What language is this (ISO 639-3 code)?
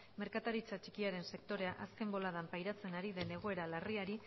eus